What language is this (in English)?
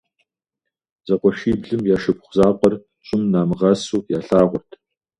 Kabardian